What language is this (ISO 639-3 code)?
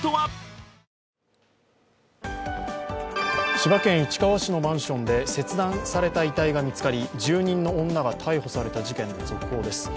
jpn